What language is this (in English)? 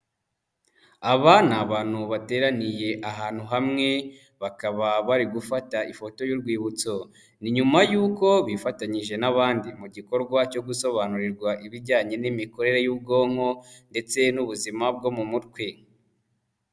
Kinyarwanda